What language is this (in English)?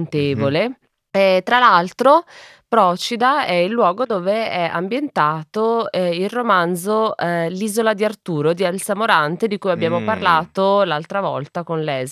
Italian